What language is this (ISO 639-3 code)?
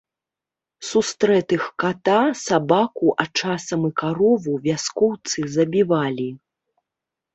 bel